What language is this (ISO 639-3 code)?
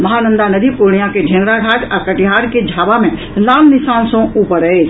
mai